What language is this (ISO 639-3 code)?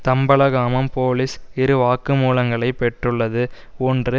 tam